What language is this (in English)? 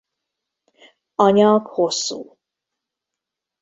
Hungarian